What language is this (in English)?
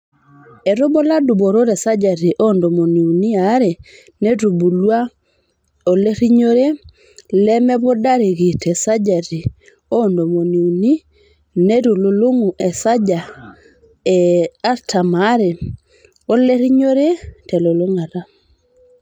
Masai